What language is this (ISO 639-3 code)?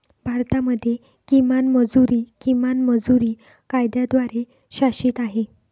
mar